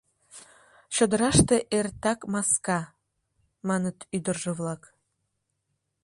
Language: Mari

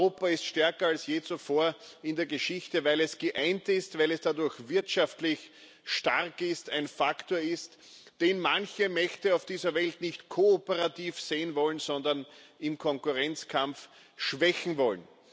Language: German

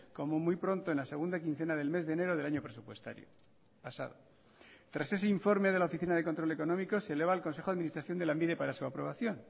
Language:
Spanish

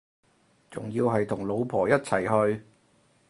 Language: Cantonese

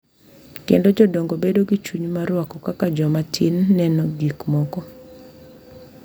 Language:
Luo (Kenya and Tanzania)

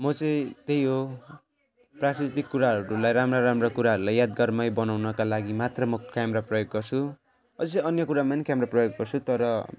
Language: Nepali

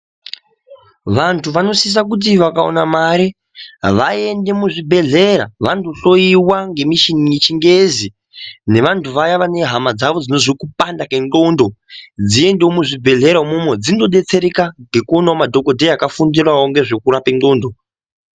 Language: Ndau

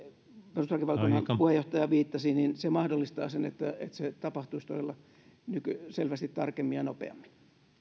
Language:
Finnish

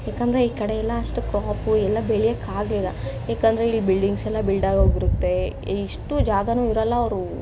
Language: Kannada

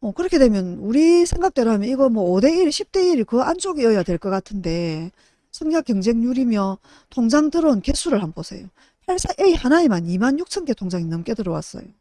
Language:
Korean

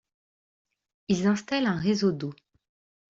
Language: French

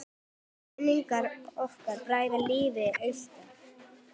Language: Icelandic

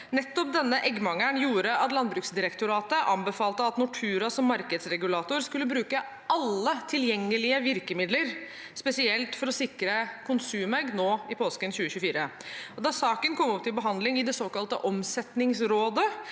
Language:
Norwegian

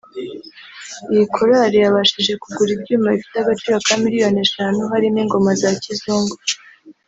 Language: Kinyarwanda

